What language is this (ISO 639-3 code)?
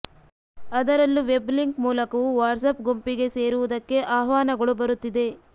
kan